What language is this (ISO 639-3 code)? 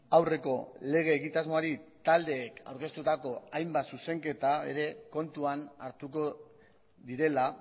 eus